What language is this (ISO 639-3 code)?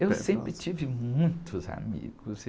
por